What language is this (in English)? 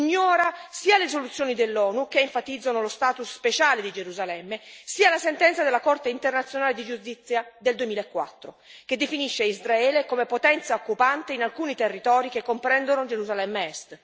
Italian